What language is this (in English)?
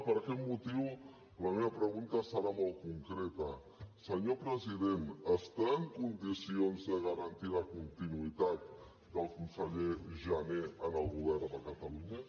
Catalan